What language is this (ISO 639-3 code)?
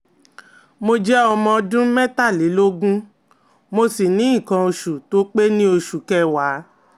yor